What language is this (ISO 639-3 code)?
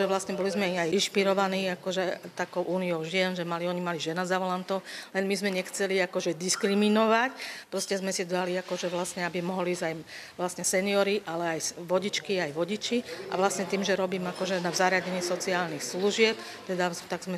slk